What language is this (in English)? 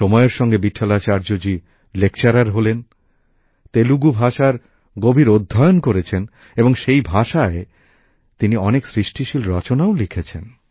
Bangla